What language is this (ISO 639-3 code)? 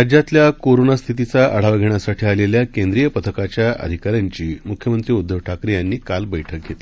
mar